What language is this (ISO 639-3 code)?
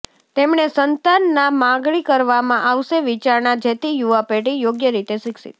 guj